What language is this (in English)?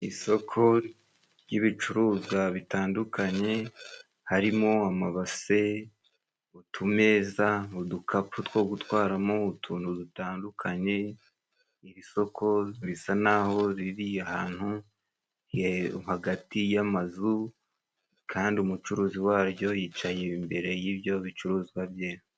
Kinyarwanda